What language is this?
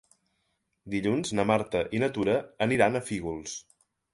Catalan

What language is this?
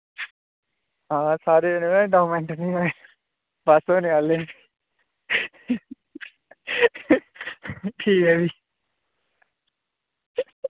Dogri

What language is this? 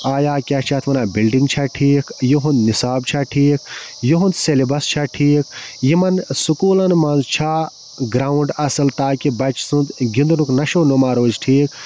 Kashmiri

